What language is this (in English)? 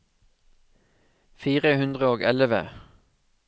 Norwegian